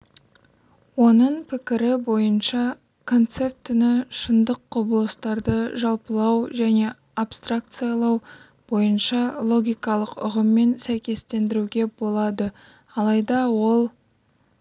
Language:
Kazakh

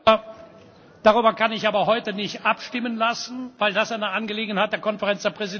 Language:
German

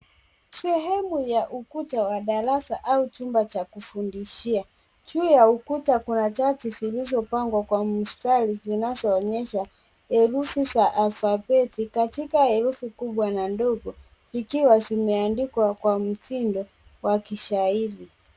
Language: Swahili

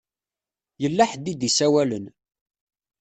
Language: Kabyle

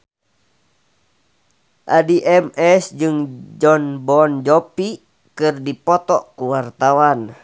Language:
Sundanese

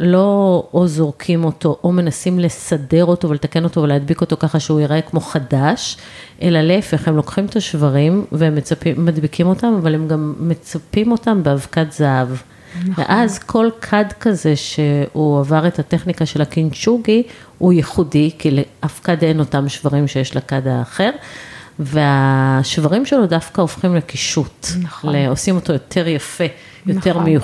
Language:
Hebrew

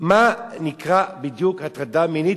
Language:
Hebrew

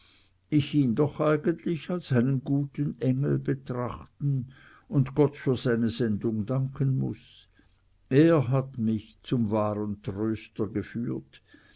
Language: German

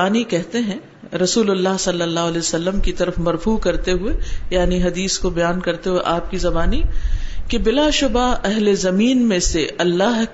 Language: Urdu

